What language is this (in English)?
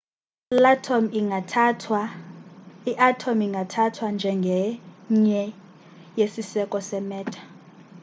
Xhosa